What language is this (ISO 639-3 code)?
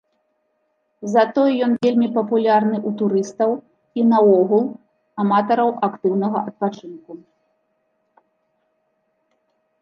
bel